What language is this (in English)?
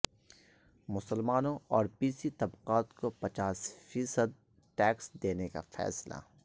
Urdu